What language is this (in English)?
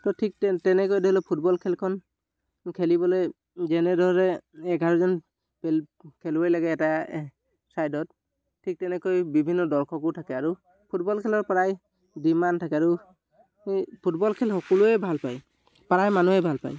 Assamese